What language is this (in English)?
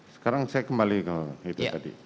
Indonesian